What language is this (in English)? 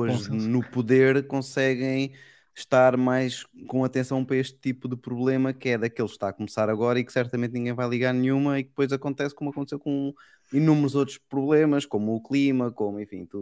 Portuguese